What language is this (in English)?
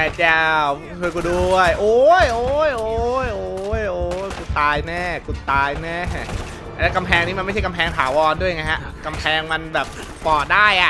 Thai